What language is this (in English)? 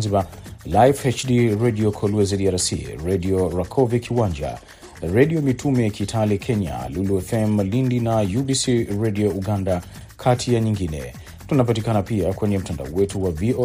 Swahili